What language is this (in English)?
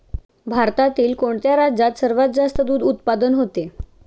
Marathi